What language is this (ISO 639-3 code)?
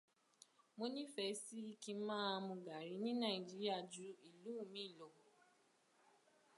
yor